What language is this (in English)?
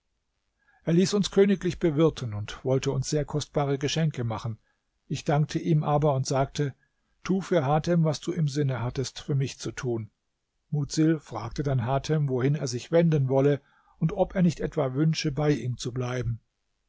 German